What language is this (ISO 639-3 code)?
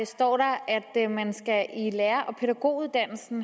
dan